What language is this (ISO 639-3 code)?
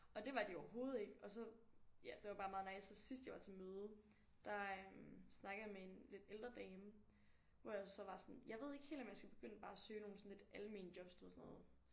dan